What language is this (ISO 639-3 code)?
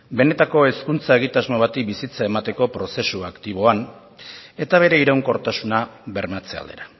eus